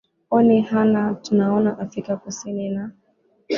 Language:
Swahili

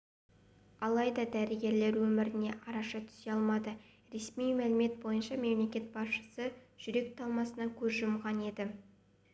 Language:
Kazakh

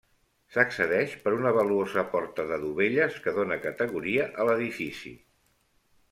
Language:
Catalan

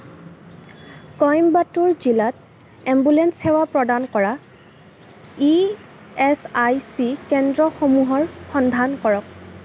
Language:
Assamese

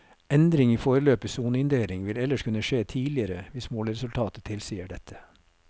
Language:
Norwegian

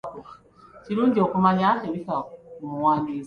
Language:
Ganda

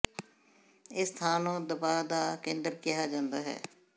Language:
Punjabi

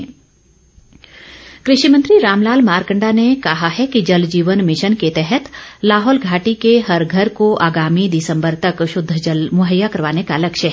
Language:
Hindi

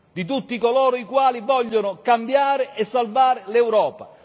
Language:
Italian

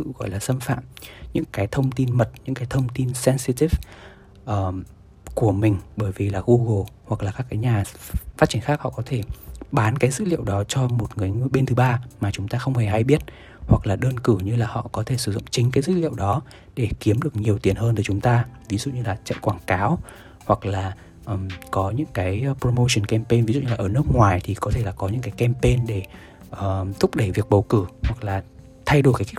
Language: Vietnamese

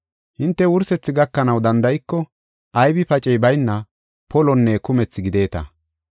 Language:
Gofa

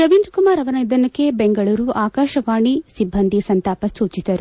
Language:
Kannada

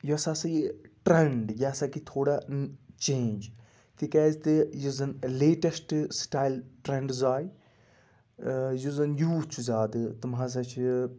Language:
Kashmiri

